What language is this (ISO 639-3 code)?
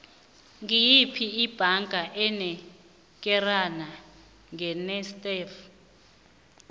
nbl